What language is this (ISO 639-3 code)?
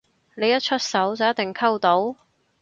yue